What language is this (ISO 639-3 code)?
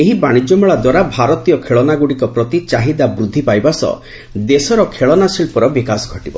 ori